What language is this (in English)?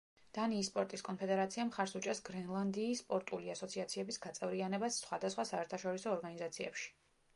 Georgian